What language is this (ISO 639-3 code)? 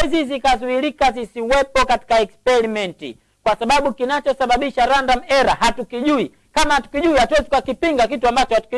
swa